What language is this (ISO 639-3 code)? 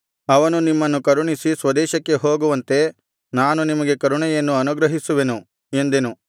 kan